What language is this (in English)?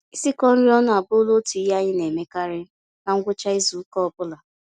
Igbo